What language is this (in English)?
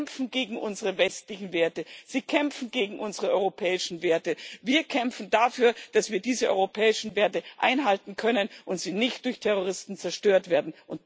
German